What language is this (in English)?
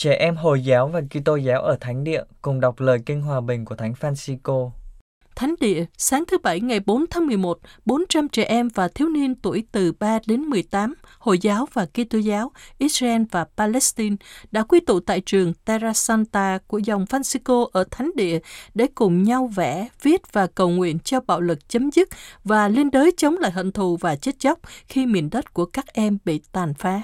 Vietnamese